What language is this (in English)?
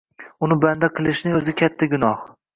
Uzbek